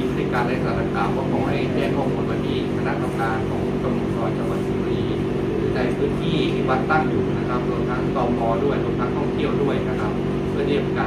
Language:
Thai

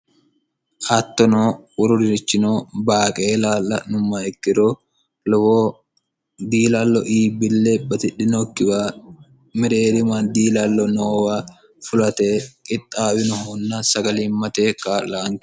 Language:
Sidamo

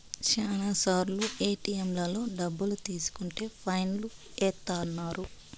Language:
Telugu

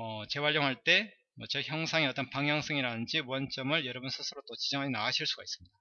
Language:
Korean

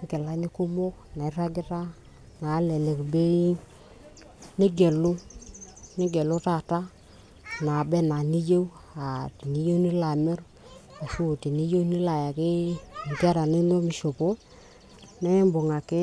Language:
Masai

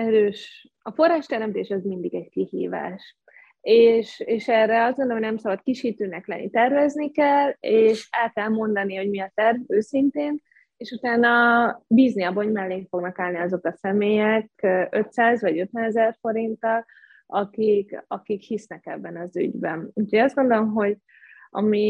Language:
Hungarian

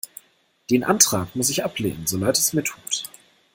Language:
German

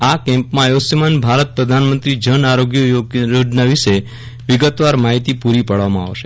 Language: Gujarati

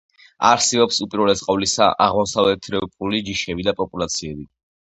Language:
Georgian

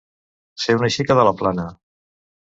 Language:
Catalan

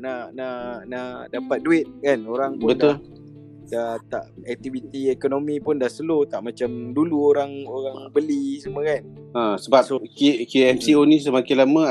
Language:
Malay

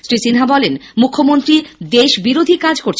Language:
Bangla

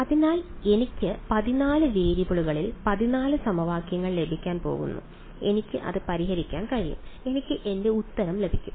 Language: Malayalam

